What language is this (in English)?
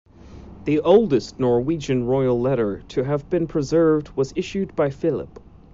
English